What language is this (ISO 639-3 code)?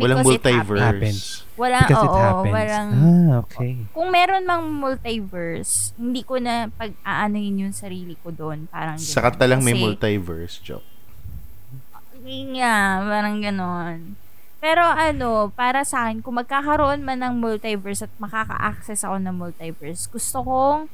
fil